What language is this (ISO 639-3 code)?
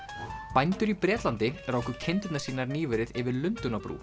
isl